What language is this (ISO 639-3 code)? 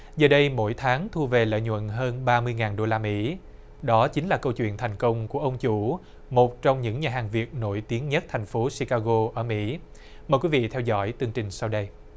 vie